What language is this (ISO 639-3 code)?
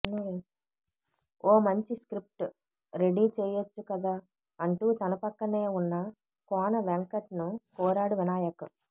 tel